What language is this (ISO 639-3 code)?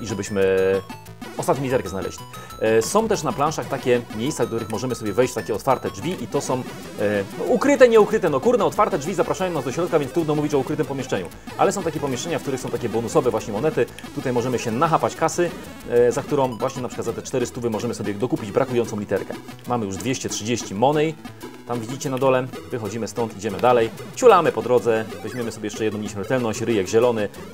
pol